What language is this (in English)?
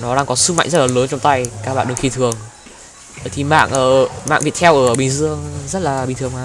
Vietnamese